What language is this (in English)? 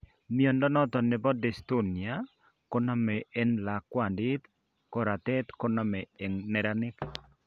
Kalenjin